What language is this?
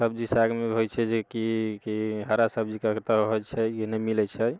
Maithili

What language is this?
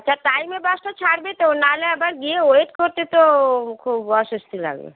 Bangla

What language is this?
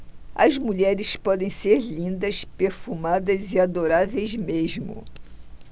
Portuguese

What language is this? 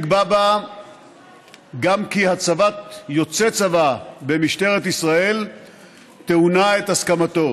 Hebrew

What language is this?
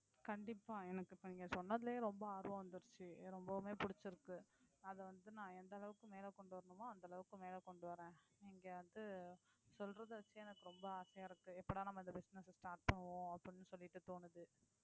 Tamil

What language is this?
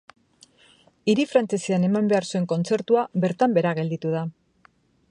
Basque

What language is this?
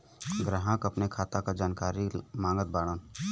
Bhojpuri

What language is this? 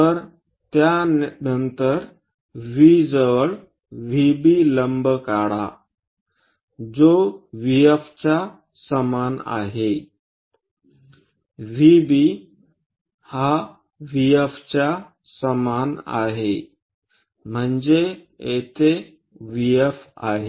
Marathi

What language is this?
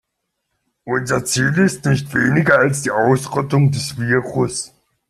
German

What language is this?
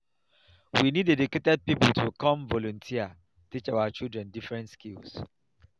Nigerian Pidgin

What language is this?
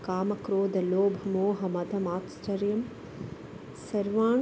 Sanskrit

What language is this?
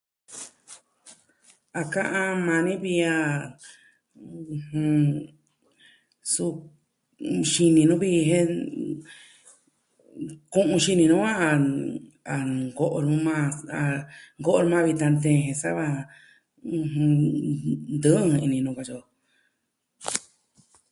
Southwestern Tlaxiaco Mixtec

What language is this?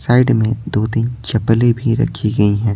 Hindi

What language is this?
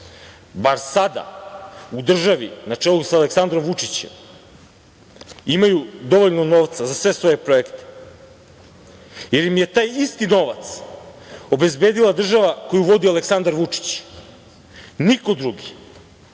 Serbian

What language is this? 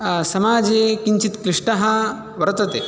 Sanskrit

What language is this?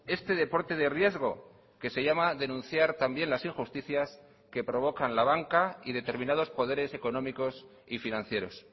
Spanish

